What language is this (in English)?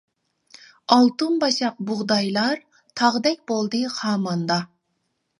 Uyghur